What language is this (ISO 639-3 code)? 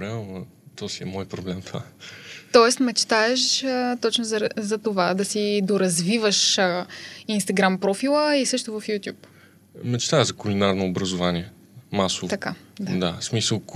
bul